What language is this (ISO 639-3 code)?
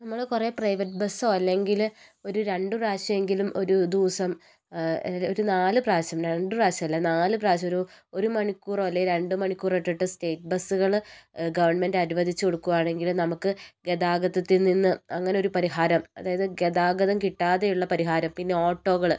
mal